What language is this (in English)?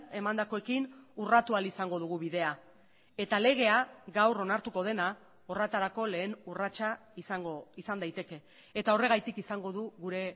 Basque